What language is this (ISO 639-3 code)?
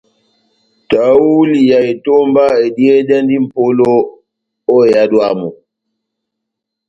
bnm